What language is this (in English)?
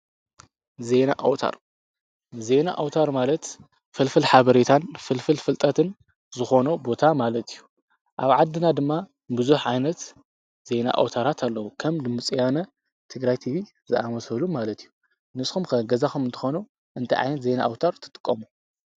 Tigrinya